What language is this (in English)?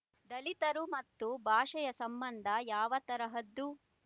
Kannada